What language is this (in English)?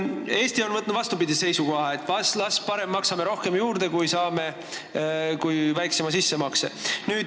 Estonian